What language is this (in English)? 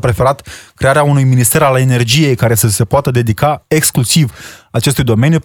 Romanian